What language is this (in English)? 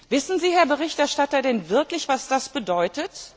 German